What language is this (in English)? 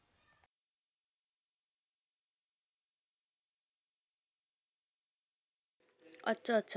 Punjabi